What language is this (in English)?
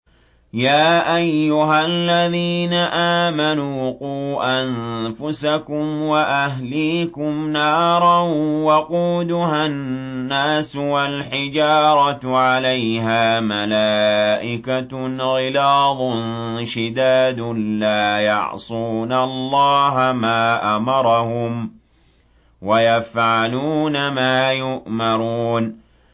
Arabic